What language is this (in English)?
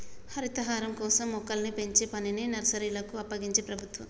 Telugu